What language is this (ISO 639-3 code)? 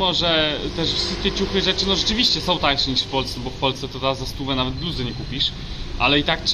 pol